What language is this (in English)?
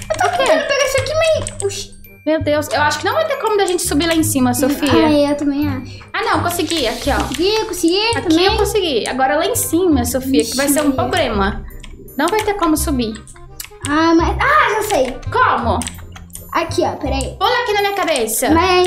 Portuguese